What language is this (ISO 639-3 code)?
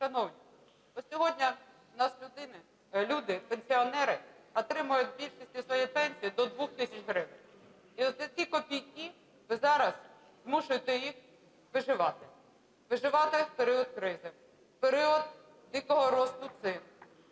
ukr